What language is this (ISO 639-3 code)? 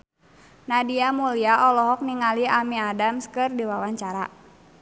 sun